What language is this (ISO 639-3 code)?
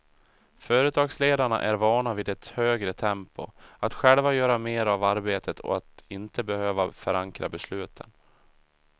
swe